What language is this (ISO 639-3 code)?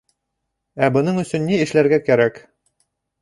bak